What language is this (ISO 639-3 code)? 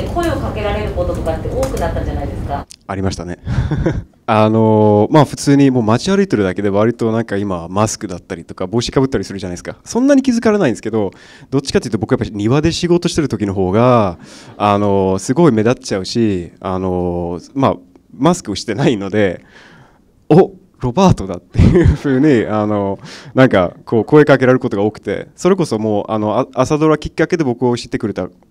jpn